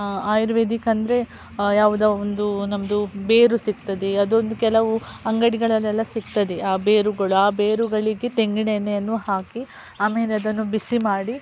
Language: Kannada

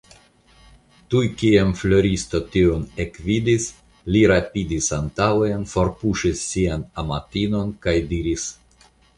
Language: Esperanto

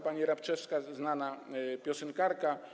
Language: Polish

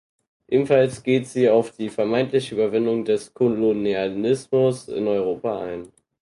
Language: German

